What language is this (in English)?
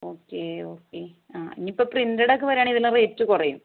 Malayalam